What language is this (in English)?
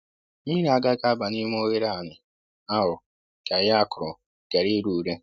Igbo